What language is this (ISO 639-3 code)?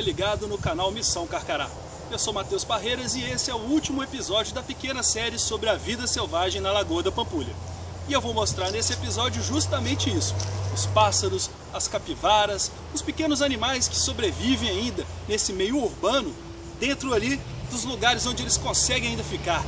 por